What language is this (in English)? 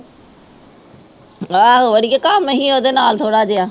Punjabi